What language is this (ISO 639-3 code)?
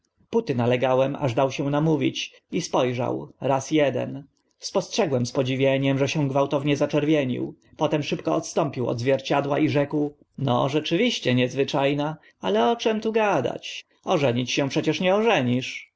pol